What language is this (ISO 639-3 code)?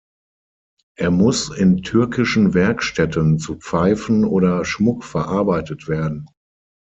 deu